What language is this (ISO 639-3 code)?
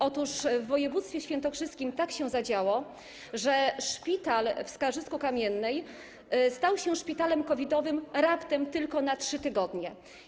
pol